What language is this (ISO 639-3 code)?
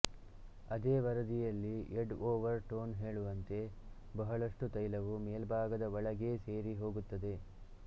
kan